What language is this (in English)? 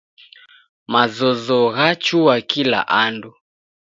Taita